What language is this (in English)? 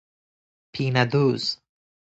Persian